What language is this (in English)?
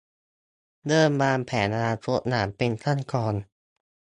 Thai